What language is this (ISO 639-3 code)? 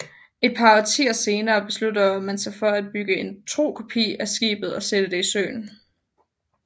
dan